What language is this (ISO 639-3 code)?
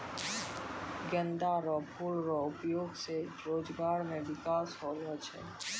mai